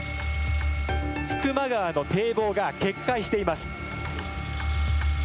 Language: Japanese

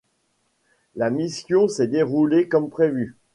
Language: French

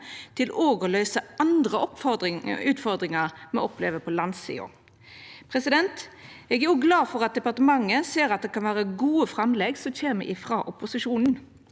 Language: Norwegian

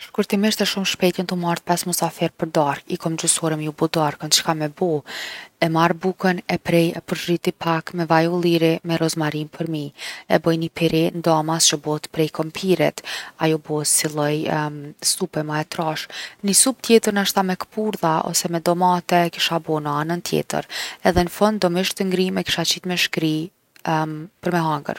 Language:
Gheg Albanian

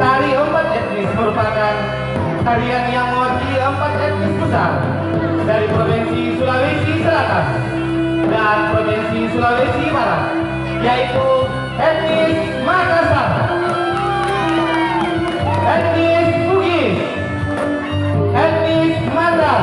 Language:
Indonesian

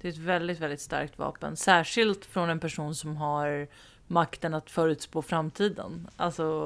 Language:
Swedish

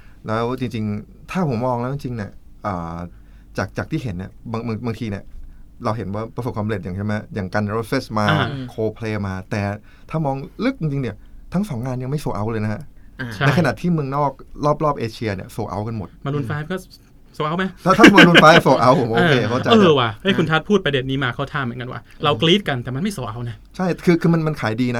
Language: Thai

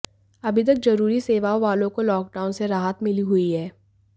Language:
Hindi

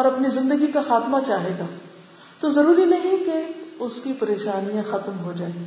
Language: Urdu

